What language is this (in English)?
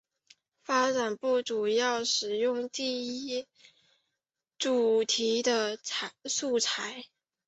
Chinese